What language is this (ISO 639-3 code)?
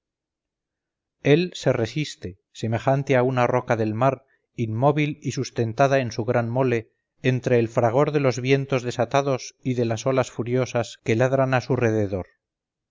spa